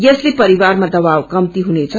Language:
Nepali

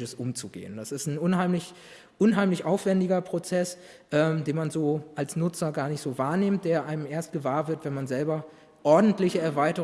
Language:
German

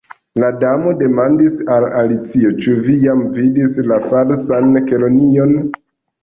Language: Esperanto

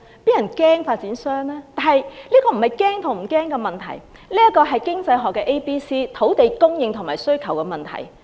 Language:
Cantonese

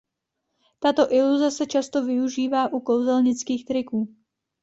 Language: Czech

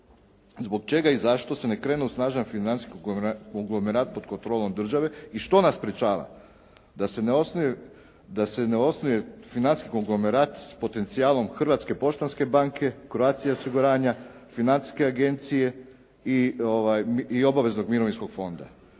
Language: Croatian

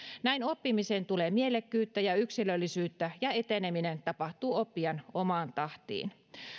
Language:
Finnish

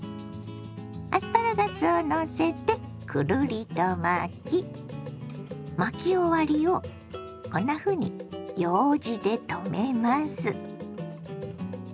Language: Japanese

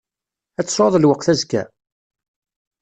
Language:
Kabyle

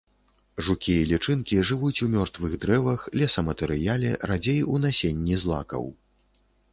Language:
Belarusian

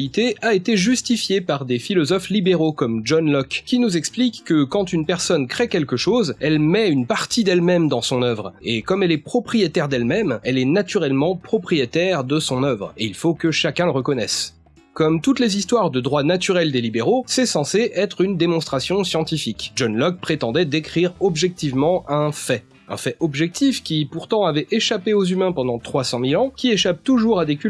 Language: French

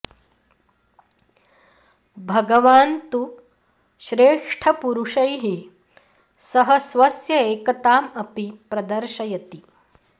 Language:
Sanskrit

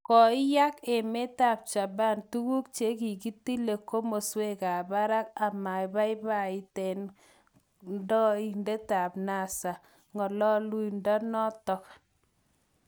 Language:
Kalenjin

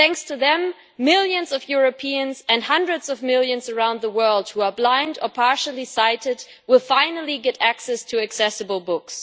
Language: English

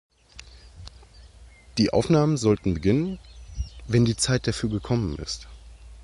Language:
German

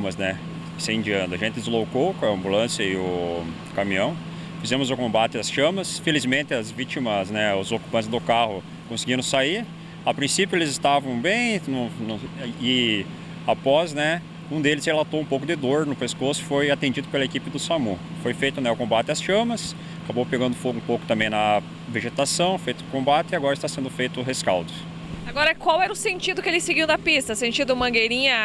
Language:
Portuguese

